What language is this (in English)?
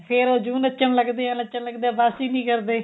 Punjabi